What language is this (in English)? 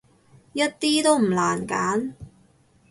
Cantonese